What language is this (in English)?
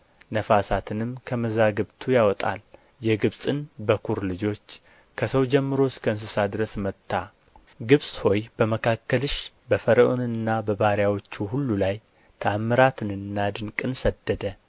Amharic